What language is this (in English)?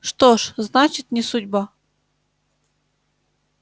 Russian